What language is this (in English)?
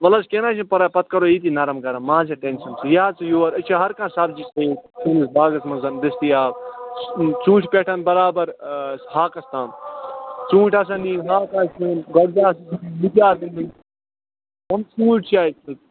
Kashmiri